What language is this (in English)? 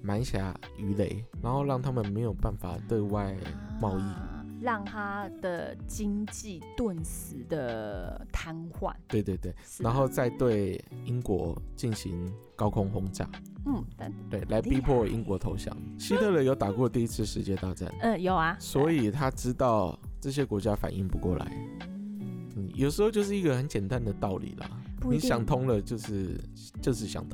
Chinese